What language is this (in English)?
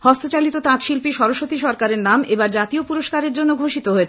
Bangla